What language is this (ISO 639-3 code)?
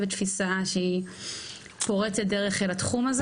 heb